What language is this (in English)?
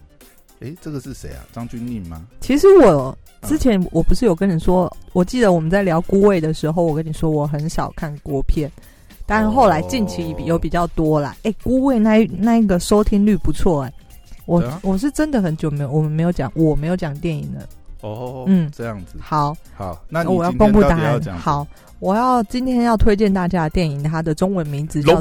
Chinese